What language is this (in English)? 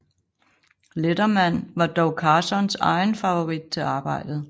Danish